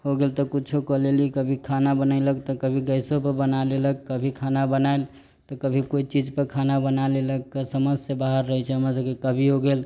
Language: Maithili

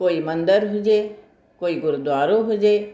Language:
Sindhi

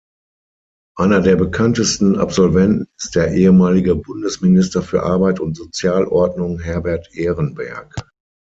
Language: German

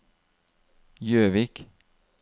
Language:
Norwegian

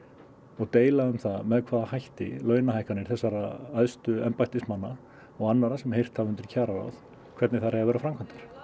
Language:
Icelandic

